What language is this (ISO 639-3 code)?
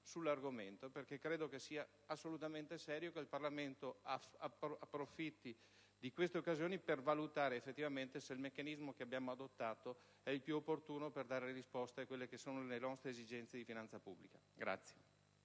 ita